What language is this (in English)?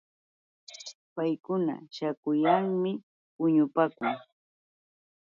Yauyos Quechua